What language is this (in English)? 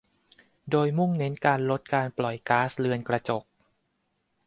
Thai